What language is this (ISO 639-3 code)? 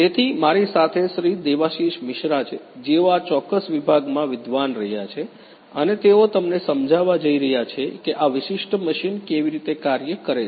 guj